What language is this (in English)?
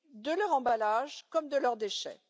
French